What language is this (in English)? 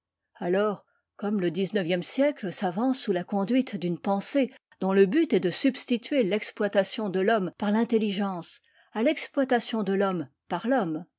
French